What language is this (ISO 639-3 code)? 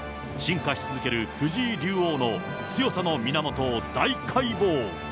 jpn